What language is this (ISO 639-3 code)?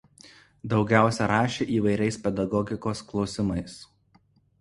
lit